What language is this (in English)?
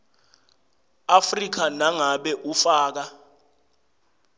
Swati